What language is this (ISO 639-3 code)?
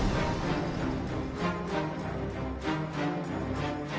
vie